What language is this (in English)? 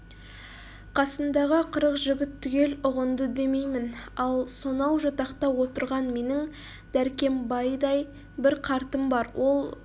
Kazakh